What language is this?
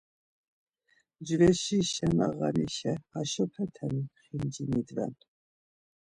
Laz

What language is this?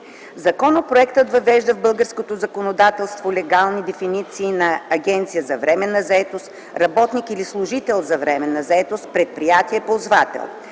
Bulgarian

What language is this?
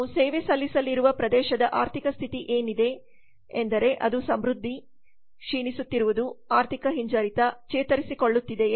Kannada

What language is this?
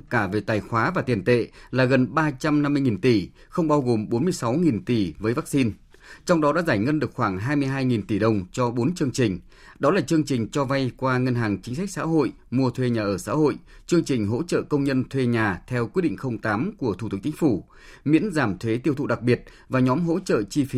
Vietnamese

